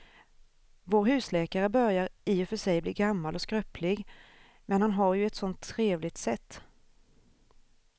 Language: Swedish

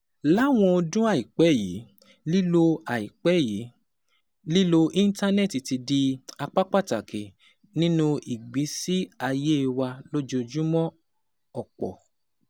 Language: Yoruba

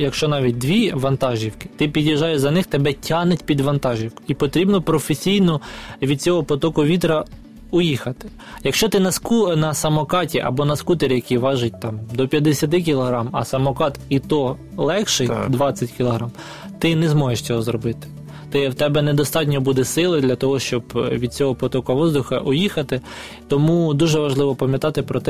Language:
Ukrainian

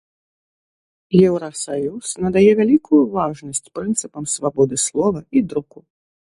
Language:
Belarusian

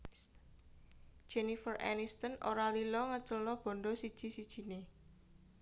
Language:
Javanese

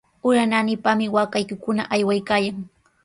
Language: Sihuas Ancash Quechua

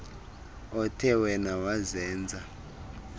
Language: Xhosa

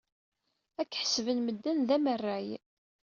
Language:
Kabyle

